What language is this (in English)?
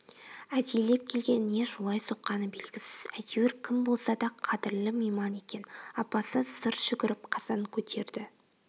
Kazakh